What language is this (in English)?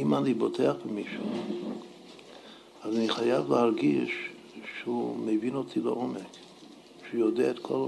Hebrew